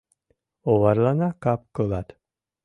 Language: Mari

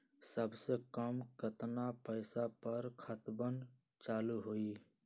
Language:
Magahi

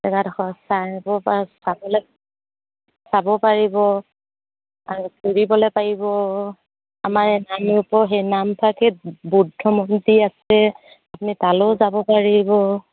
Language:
Assamese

